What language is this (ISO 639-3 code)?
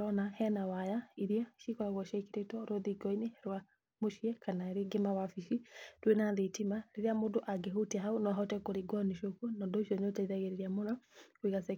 kik